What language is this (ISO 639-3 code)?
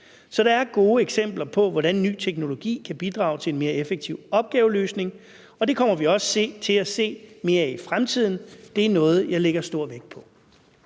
dan